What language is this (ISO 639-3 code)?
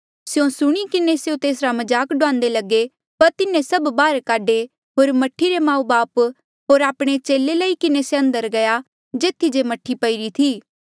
mjl